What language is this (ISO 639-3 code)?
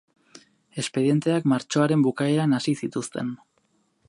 eus